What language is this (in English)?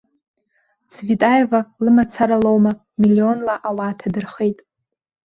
Abkhazian